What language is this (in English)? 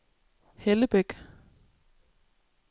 Danish